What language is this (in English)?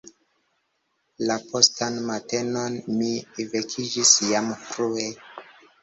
Esperanto